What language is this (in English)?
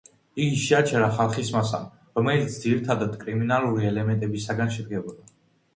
Georgian